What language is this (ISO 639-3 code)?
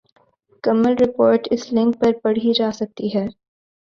urd